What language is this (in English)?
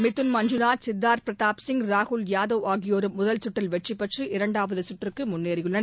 Tamil